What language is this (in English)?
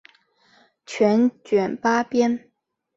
Chinese